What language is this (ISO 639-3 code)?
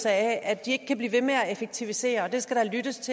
dan